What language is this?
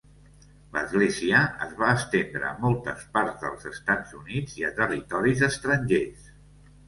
Catalan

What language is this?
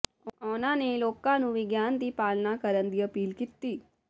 Punjabi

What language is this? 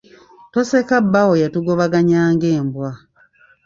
Ganda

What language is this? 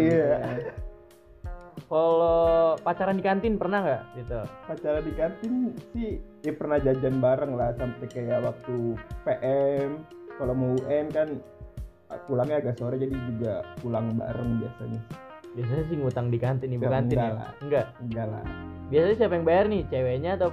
Indonesian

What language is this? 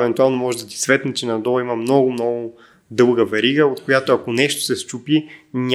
Bulgarian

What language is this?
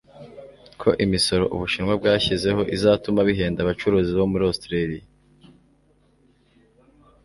Kinyarwanda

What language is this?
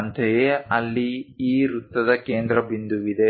Kannada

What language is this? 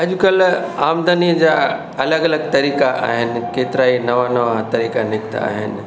Sindhi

